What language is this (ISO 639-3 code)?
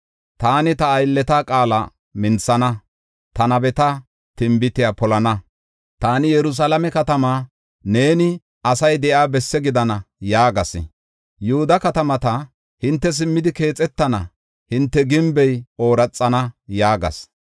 gof